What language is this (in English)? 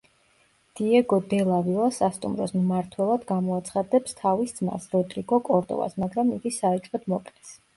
Georgian